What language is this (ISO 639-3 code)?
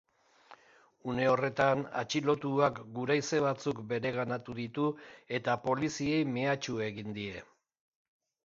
eus